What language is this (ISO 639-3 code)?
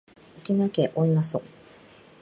jpn